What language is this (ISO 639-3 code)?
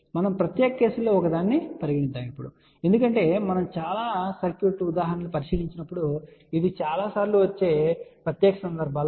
tel